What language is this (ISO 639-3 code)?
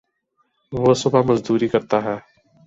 urd